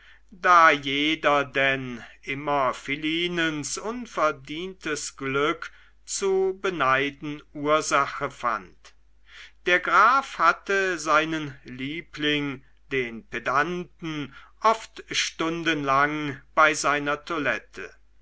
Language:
German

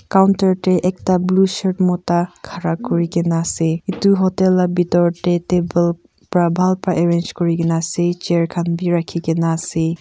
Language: Naga Pidgin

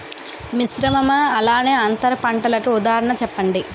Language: Telugu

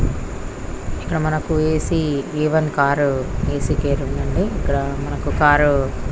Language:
Telugu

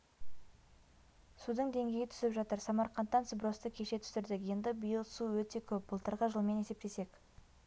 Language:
Kazakh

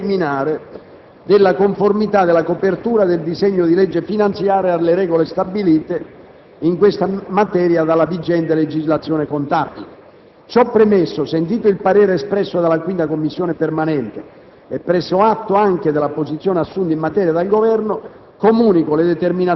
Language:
Italian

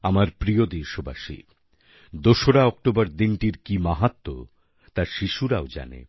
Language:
Bangla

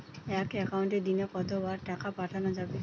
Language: Bangla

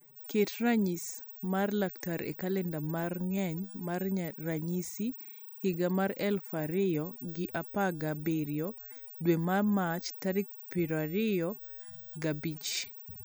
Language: Luo (Kenya and Tanzania)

